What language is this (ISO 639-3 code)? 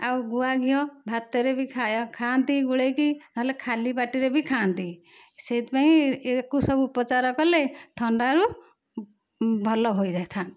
ori